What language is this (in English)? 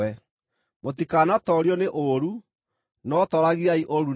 Kikuyu